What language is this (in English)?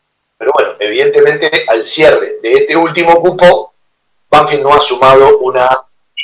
Spanish